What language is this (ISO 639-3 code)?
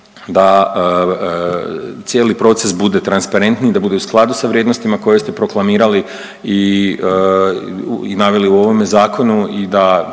hrv